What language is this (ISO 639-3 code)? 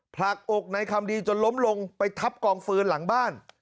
tha